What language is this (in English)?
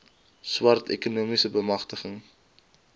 Afrikaans